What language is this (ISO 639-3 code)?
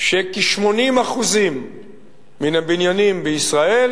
heb